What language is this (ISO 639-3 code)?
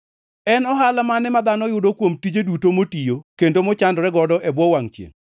luo